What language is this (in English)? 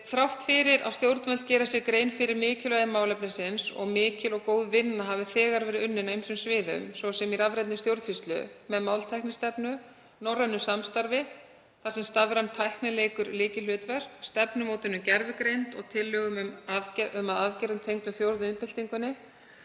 Icelandic